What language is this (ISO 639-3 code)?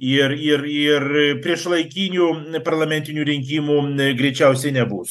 lit